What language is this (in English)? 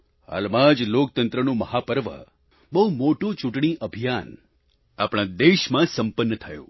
Gujarati